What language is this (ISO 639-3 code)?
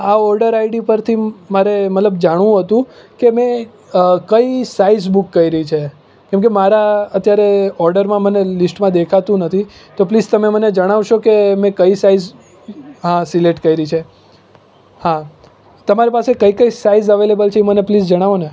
guj